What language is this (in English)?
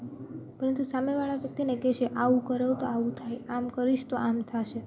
Gujarati